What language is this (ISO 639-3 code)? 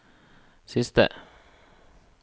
nor